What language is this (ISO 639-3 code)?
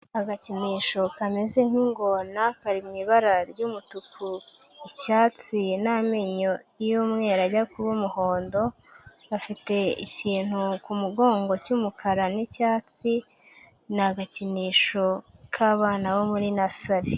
kin